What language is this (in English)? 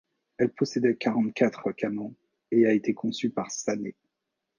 French